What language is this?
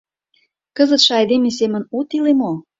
Mari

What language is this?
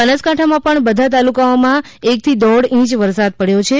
Gujarati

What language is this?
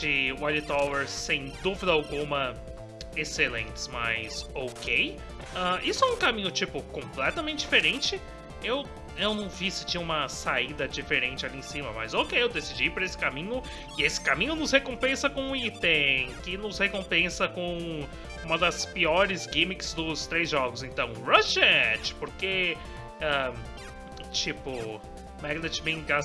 Portuguese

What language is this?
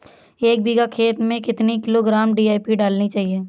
Hindi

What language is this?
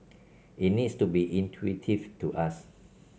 English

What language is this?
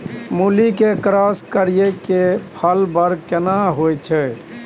Maithili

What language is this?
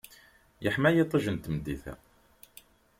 Kabyle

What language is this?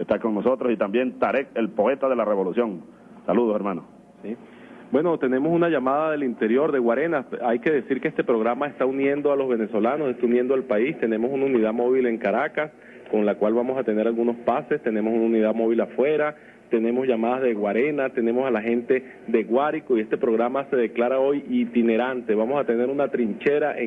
Spanish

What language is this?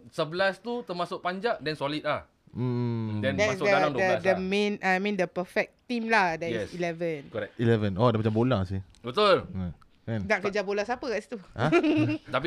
Malay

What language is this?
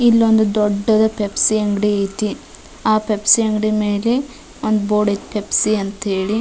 Kannada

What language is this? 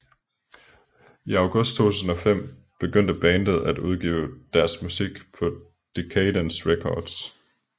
Danish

